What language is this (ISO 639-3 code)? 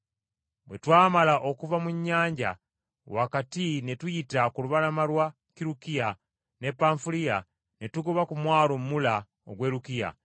lug